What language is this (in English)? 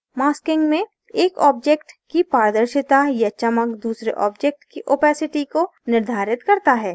Hindi